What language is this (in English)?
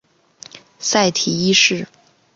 Chinese